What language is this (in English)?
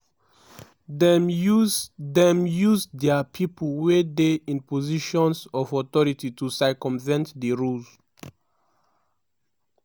Nigerian Pidgin